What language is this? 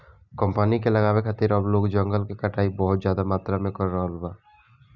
Bhojpuri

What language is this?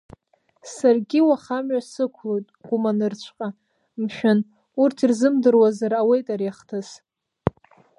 Abkhazian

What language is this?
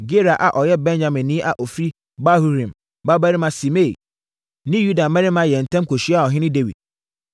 Akan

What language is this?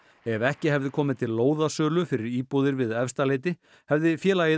Icelandic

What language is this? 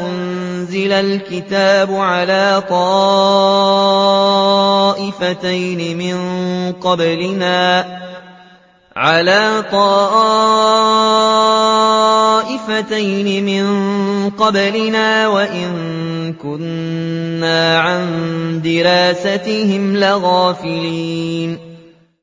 Arabic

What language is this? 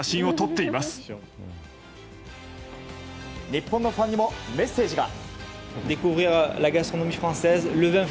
Japanese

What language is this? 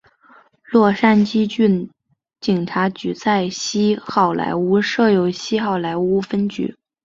Chinese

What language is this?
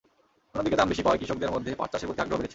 Bangla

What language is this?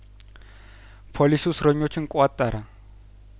Amharic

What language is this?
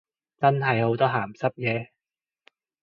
Cantonese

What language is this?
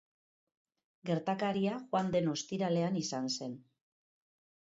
Basque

